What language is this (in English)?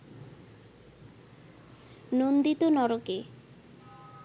Bangla